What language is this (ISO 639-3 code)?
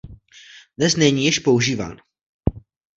ces